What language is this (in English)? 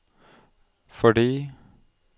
Norwegian